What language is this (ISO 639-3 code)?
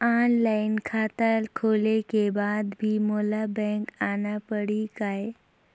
hne